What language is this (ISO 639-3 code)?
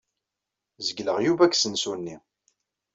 kab